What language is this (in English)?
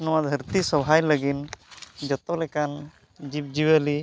Santali